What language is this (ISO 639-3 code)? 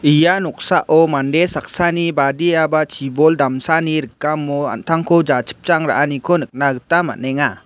grt